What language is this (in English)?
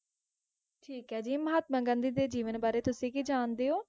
Punjabi